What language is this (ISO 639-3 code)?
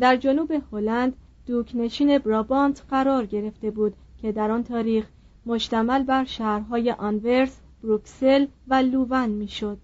fas